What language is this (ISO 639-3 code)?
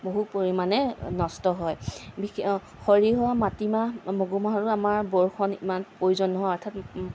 asm